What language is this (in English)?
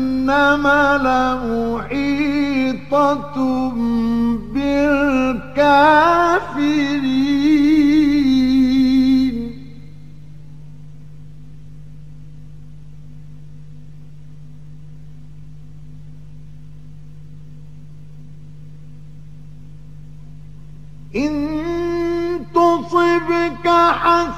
Arabic